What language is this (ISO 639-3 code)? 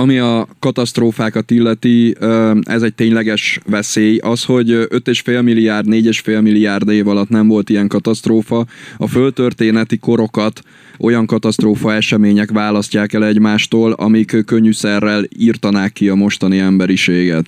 hun